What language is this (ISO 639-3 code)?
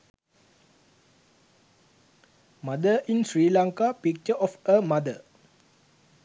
sin